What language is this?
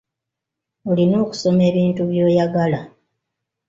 Ganda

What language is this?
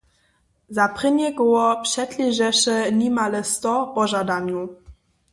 Upper Sorbian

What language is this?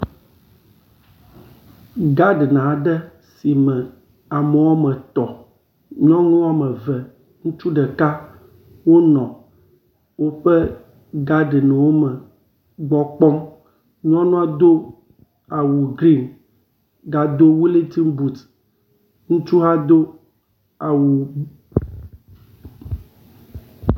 Ewe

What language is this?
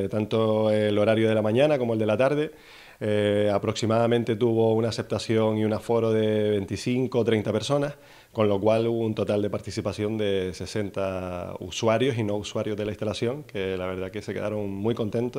Spanish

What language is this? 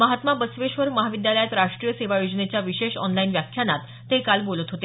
Marathi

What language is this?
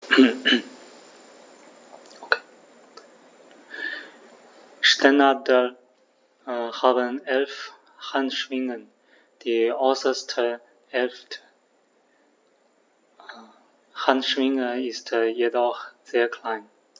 German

